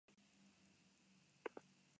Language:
Basque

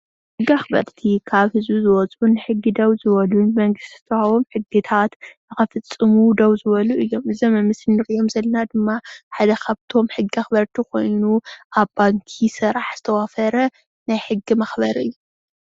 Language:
Tigrinya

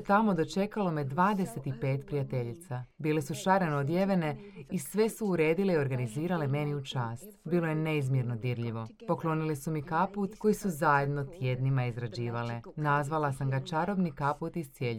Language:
Croatian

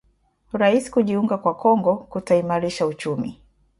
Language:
Swahili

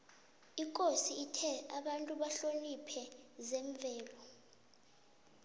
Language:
South Ndebele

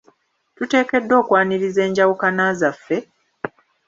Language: Ganda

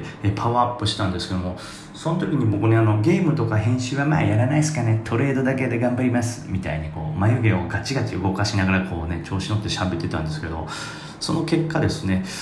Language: Japanese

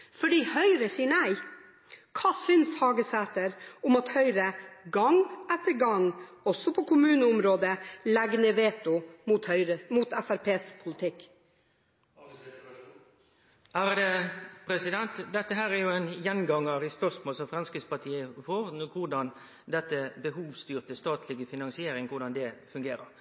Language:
Norwegian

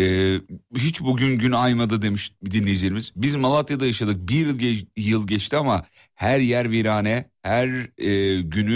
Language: Turkish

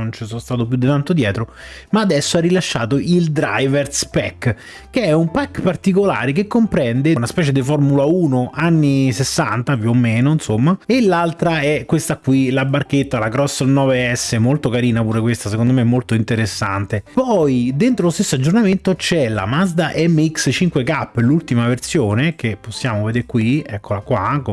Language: Italian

